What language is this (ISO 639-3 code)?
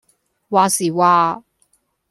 yue